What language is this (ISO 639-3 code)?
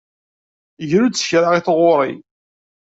kab